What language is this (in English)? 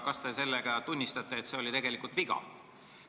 Estonian